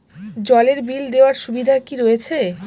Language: Bangla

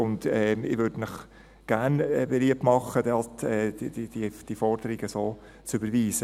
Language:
Swiss German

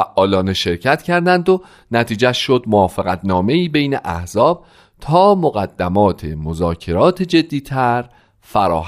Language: Persian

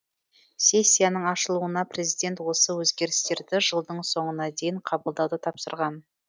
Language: Kazakh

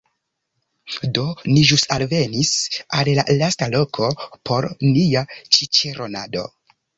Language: Esperanto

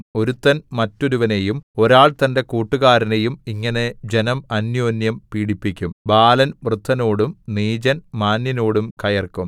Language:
Malayalam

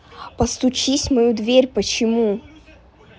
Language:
Russian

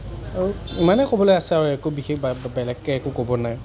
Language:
Assamese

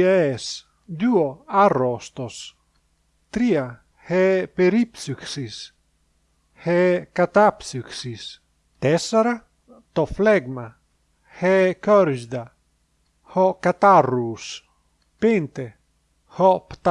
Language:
Greek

